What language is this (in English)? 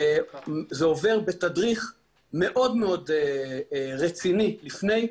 Hebrew